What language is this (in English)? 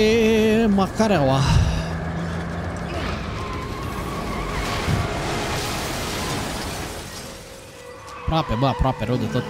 Romanian